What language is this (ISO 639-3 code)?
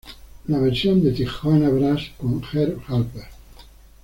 spa